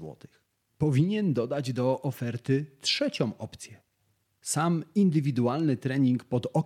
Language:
Polish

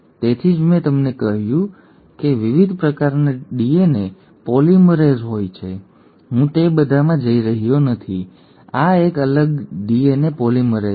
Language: Gujarati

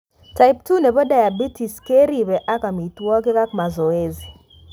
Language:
Kalenjin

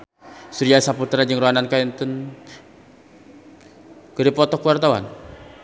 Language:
Sundanese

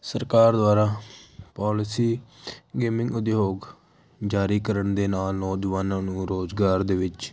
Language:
Punjabi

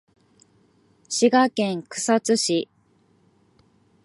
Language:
Japanese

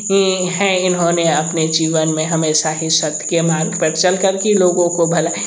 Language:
Hindi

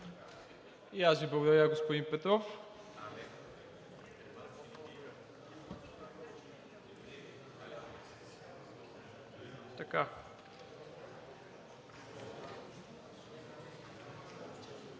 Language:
Bulgarian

